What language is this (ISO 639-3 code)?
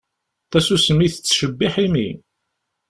kab